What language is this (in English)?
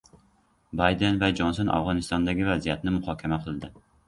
Uzbek